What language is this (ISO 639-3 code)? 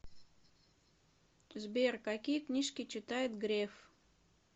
rus